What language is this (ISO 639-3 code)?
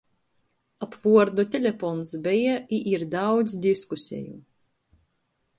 ltg